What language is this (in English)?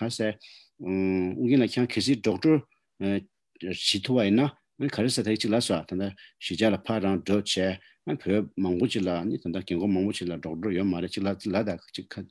Romanian